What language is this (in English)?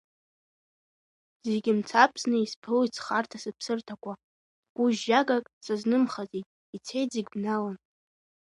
Abkhazian